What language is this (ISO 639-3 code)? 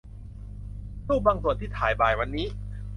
tha